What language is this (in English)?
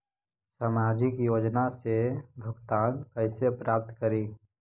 Magahi